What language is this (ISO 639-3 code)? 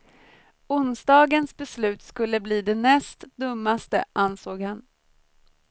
swe